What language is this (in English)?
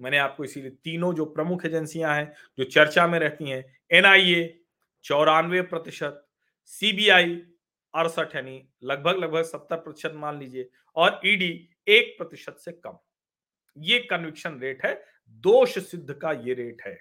Hindi